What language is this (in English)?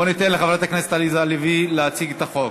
Hebrew